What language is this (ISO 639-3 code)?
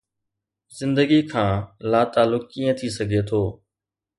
snd